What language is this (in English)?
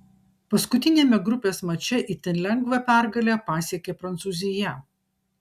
Lithuanian